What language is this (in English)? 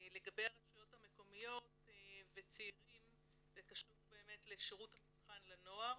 Hebrew